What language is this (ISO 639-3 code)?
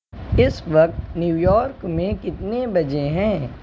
urd